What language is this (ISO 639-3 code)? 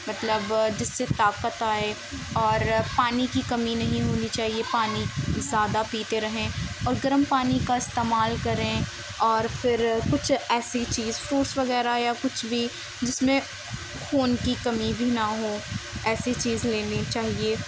urd